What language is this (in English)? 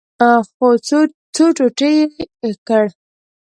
Pashto